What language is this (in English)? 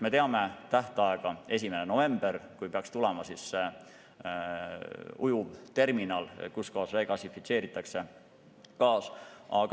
Estonian